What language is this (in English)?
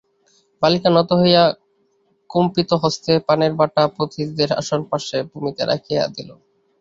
Bangla